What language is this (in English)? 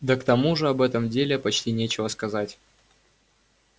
Russian